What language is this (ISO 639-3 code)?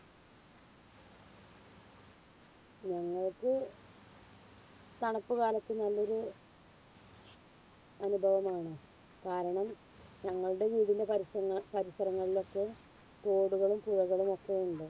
mal